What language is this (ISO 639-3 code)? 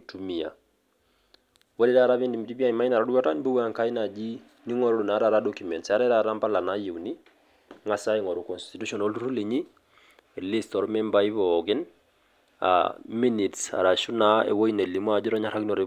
mas